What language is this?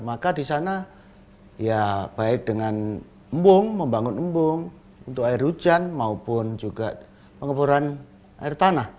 Indonesian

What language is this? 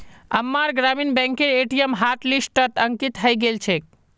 Magahi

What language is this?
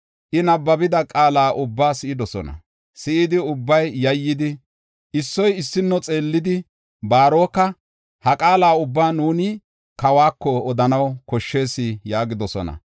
Gofa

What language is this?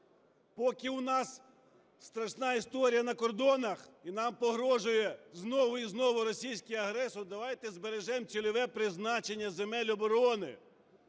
Ukrainian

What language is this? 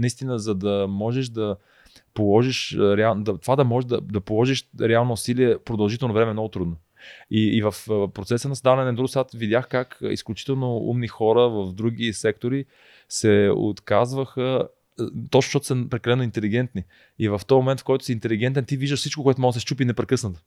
Bulgarian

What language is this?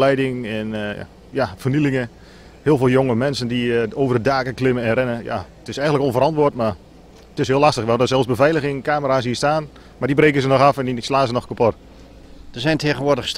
Dutch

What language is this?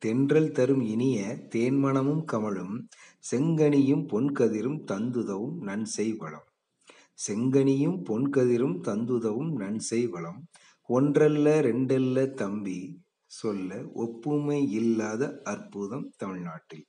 Tamil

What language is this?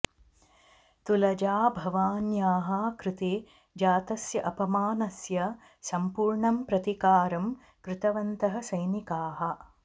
Sanskrit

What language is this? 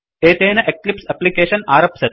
Sanskrit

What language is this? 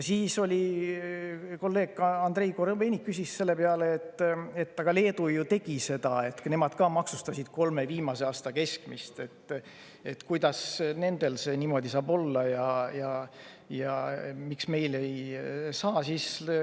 Estonian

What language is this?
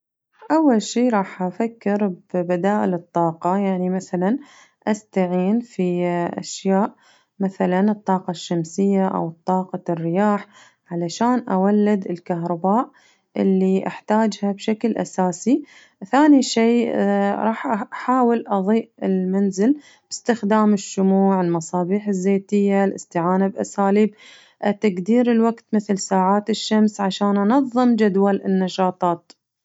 Najdi Arabic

